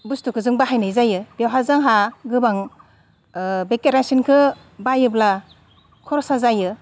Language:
Bodo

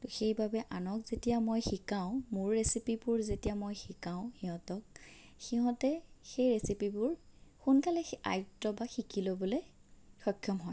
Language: Assamese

